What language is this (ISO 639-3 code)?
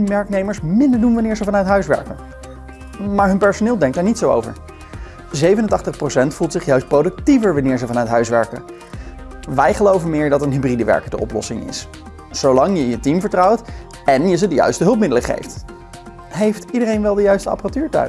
nld